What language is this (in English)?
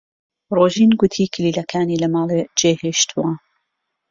Central Kurdish